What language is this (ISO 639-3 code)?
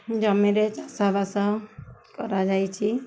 ori